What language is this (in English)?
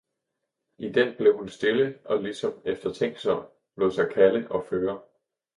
Danish